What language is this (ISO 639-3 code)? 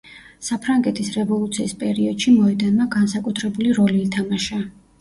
kat